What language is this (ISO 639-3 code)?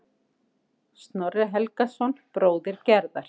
isl